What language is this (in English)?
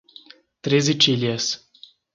Portuguese